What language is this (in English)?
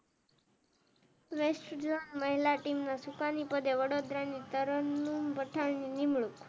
Gujarati